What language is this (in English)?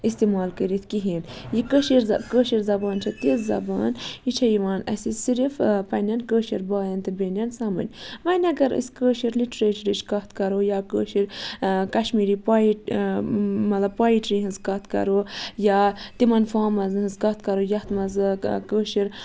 Kashmiri